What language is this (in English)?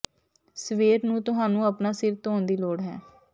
Punjabi